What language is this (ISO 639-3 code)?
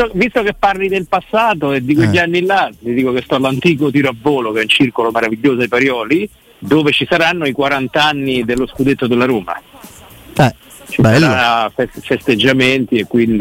ita